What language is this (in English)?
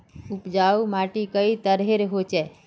Magahi